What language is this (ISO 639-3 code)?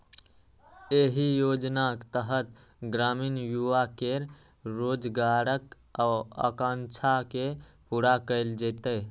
mai